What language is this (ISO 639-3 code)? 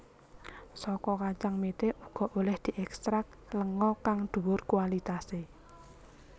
jav